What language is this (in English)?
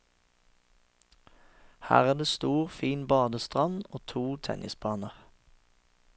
Norwegian